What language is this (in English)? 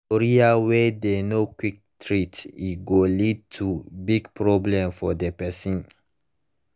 Nigerian Pidgin